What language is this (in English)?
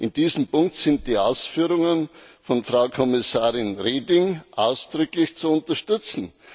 German